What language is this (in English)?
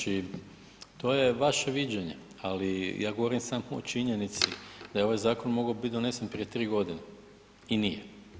Croatian